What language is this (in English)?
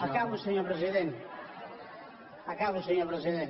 Catalan